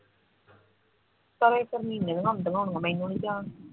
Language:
Punjabi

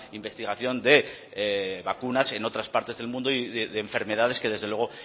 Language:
Spanish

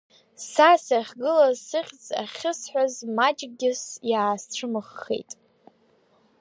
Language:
Abkhazian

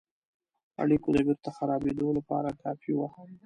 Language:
Pashto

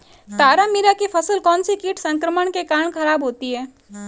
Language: Hindi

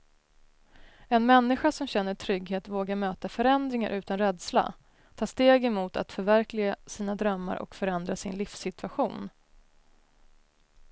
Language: Swedish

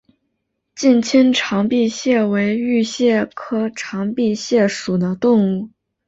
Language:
Chinese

